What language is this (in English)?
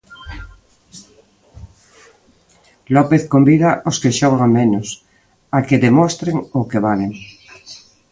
Galician